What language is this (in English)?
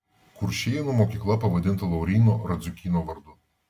Lithuanian